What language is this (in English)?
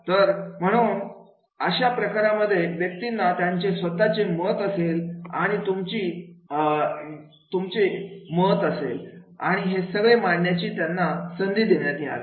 Marathi